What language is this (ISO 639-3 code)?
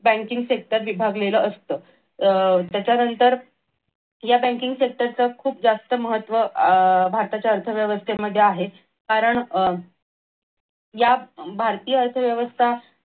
mar